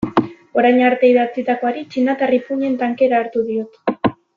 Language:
Basque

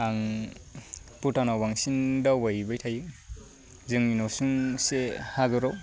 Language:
Bodo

